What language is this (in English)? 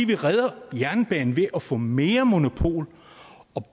Danish